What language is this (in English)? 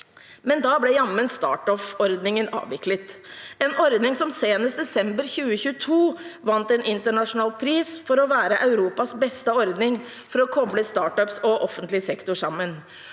Norwegian